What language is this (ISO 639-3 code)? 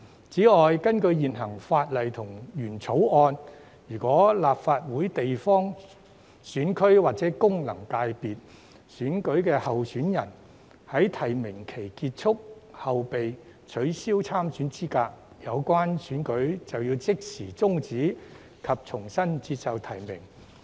yue